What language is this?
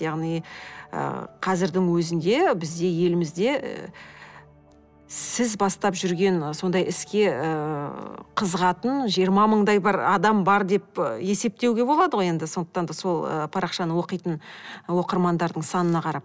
Kazakh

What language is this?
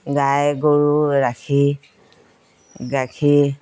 Assamese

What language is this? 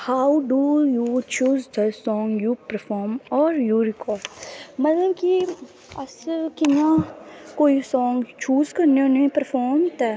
Dogri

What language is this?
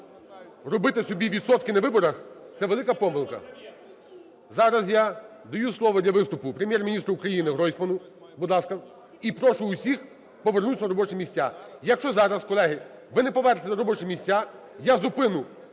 Ukrainian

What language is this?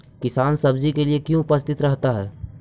Magahi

